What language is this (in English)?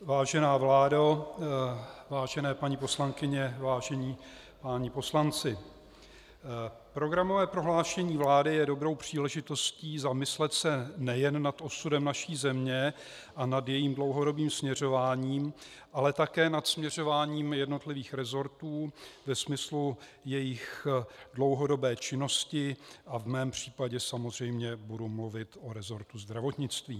Czech